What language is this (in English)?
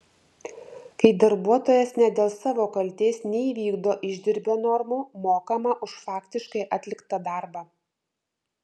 Lithuanian